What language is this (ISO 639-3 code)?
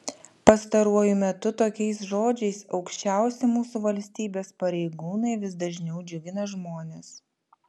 lit